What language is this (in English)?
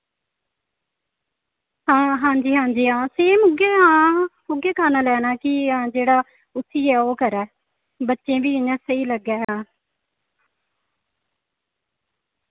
Dogri